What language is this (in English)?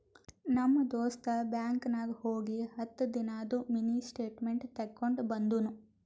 Kannada